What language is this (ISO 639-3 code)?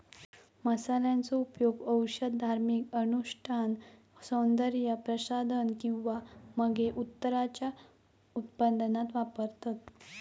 mar